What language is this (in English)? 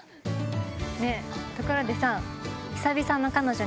Japanese